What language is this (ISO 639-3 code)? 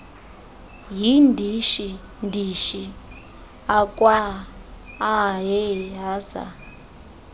xho